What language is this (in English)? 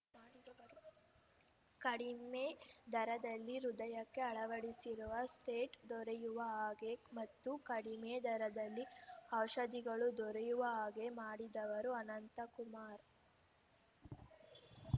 Kannada